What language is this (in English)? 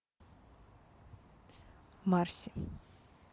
Russian